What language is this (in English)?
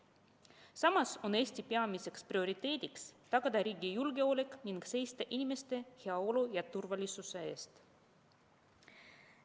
Estonian